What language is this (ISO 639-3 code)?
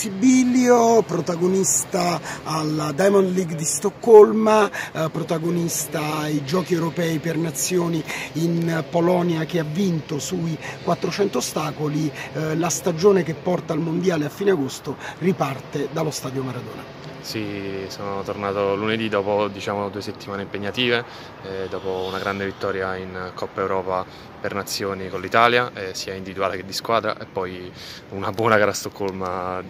ita